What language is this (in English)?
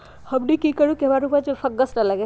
Magahi